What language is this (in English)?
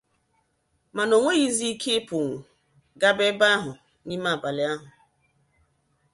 Igbo